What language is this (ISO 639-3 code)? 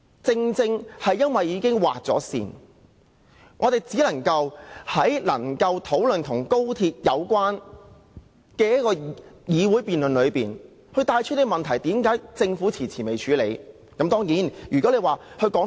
yue